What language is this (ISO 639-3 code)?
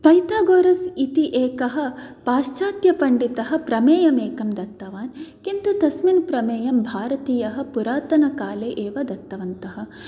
san